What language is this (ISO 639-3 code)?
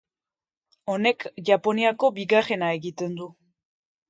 eus